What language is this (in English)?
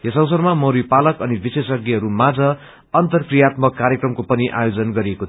Nepali